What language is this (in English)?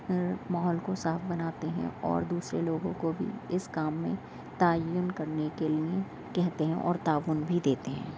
Urdu